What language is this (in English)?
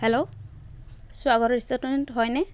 Assamese